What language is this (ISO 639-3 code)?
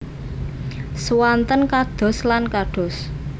jav